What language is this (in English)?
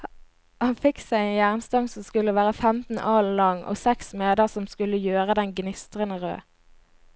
Norwegian